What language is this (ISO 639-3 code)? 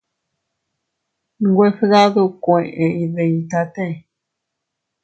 cut